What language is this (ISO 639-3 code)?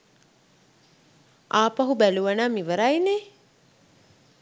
sin